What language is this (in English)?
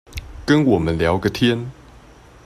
Chinese